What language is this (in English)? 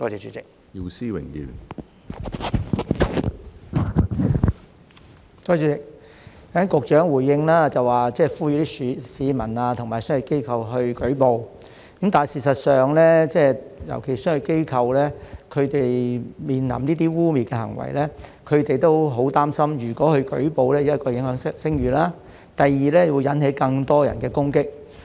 Cantonese